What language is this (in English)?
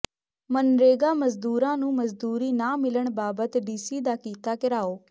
Punjabi